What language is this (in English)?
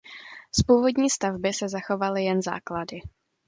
Czech